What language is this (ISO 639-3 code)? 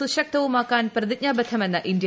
mal